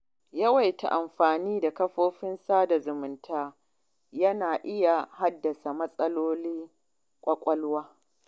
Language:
Hausa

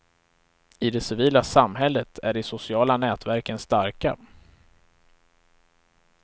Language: Swedish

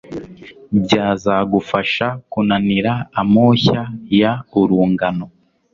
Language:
Kinyarwanda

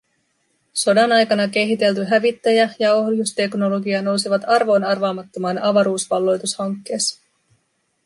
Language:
Finnish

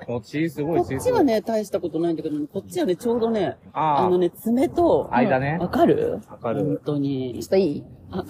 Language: Japanese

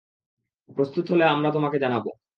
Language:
Bangla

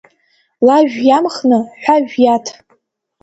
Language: Abkhazian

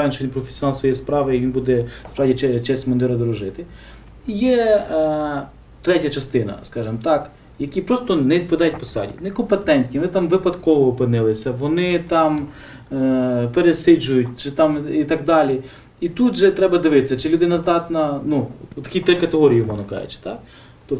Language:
Ukrainian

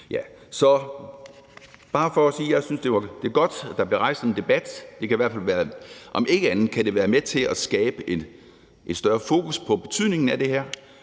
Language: Danish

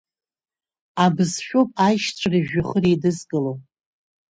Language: Abkhazian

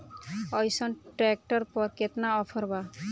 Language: Bhojpuri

